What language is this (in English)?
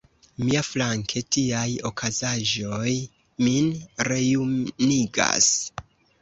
Esperanto